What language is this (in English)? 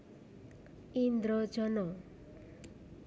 Javanese